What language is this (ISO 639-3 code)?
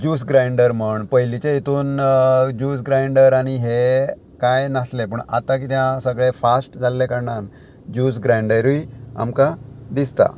kok